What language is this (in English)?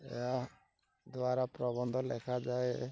Odia